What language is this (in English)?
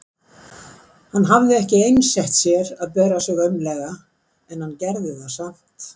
Icelandic